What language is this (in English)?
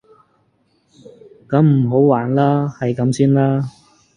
Cantonese